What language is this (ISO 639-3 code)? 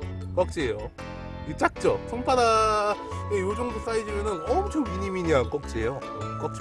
kor